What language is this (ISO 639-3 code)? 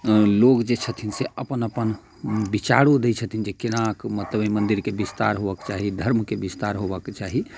mai